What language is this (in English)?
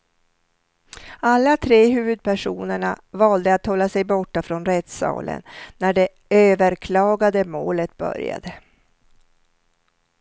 Swedish